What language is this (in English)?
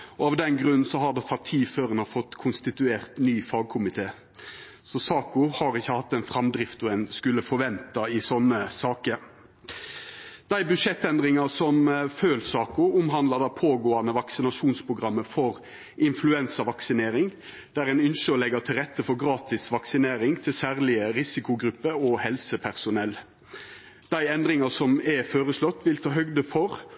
Norwegian Nynorsk